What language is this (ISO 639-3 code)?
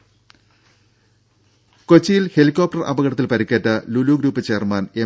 mal